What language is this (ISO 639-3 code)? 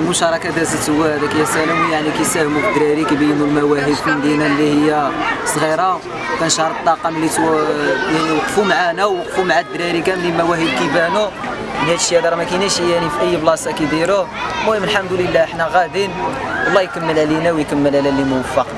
ara